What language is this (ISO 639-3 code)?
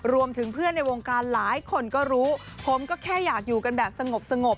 tha